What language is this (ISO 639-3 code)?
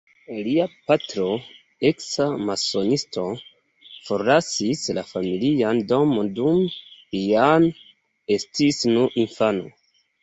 epo